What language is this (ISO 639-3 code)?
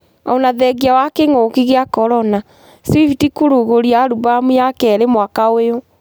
kik